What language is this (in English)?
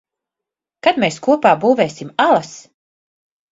Latvian